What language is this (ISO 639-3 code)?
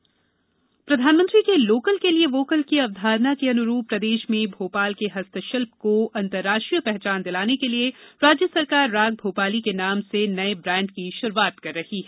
hin